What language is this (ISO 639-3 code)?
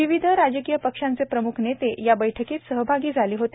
mar